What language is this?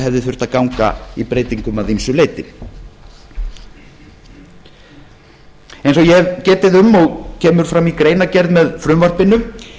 Icelandic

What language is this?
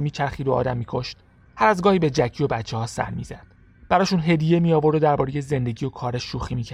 Persian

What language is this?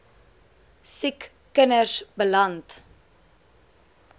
Afrikaans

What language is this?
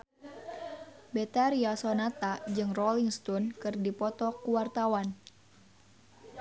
Sundanese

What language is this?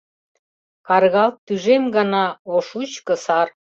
Mari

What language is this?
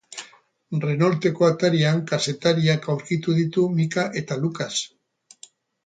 Basque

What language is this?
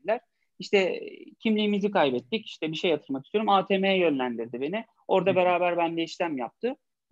Turkish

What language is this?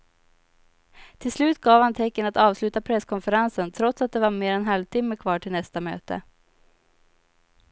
Swedish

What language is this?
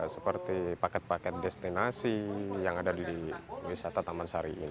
Indonesian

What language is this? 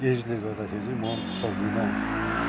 Nepali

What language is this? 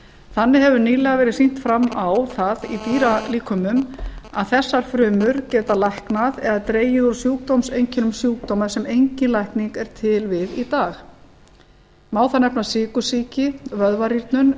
Icelandic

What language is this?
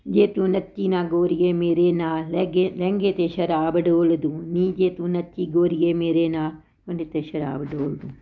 Punjabi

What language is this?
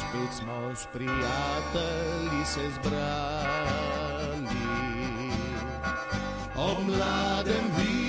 Romanian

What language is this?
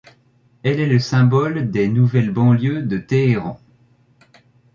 French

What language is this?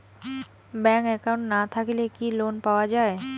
Bangla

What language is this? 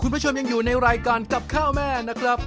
Thai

